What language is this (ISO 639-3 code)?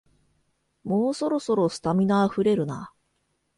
jpn